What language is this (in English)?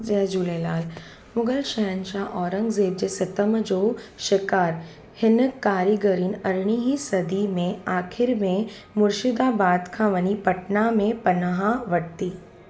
Sindhi